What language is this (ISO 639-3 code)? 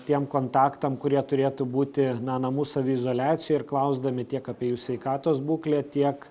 lit